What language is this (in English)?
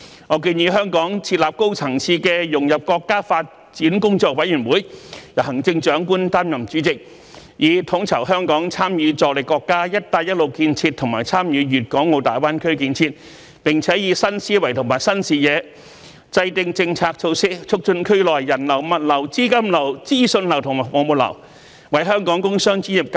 Cantonese